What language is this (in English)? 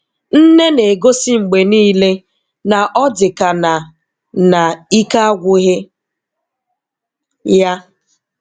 Igbo